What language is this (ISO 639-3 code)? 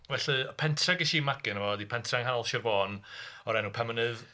cym